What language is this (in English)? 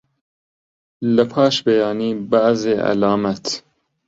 Central Kurdish